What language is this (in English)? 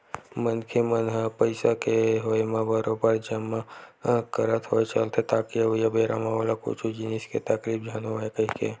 Chhattisgarhi